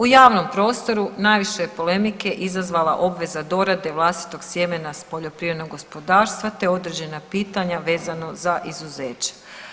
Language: Croatian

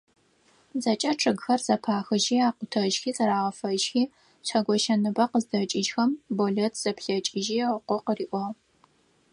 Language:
Adyghe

